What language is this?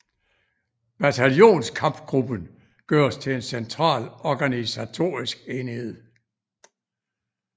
Danish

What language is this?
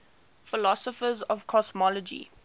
English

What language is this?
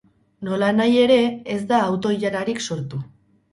Basque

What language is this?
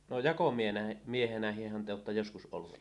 Finnish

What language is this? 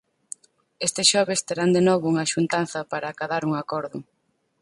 Galician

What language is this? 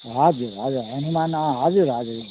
Nepali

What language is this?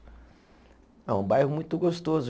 Portuguese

